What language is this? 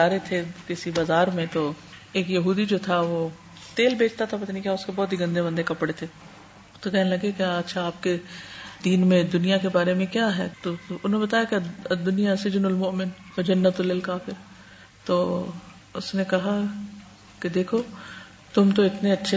Urdu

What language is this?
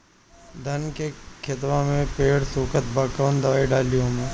Bhojpuri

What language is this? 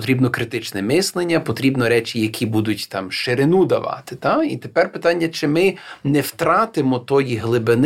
Ukrainian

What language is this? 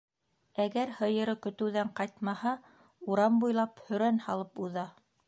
Bashkir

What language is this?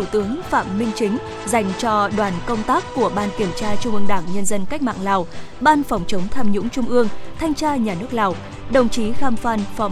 Vietnamese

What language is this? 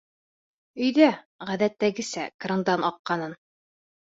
Bashkir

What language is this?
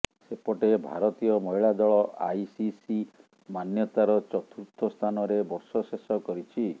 Odia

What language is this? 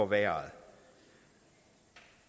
Danish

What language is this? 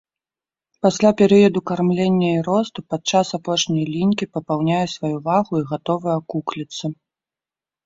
Belarusian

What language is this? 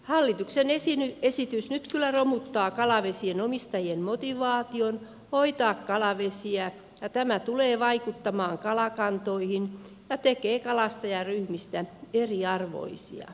Finnish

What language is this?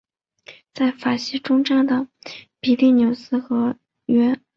Chinese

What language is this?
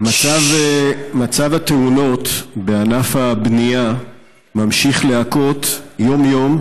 Hebrew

